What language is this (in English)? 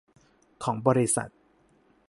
Thai